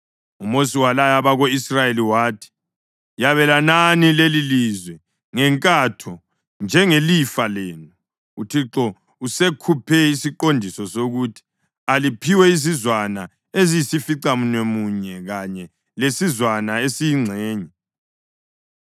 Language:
North Ndebele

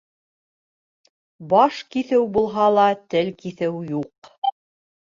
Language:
Bashkir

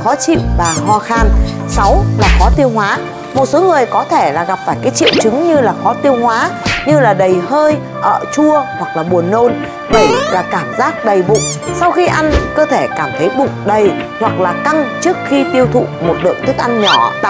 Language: Vietnamese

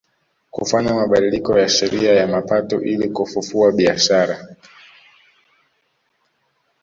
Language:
Swahili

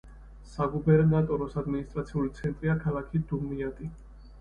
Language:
Georgian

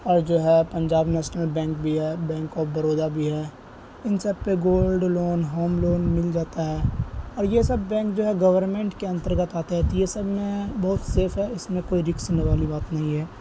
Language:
Urdu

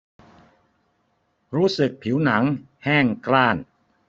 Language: Thai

